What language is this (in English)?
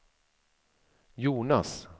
Swedish